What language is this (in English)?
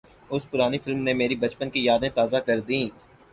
Urdu